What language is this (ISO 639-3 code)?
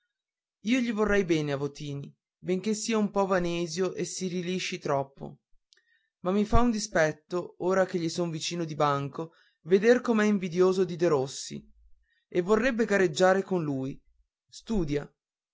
ita